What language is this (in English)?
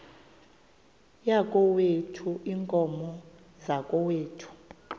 Xhosa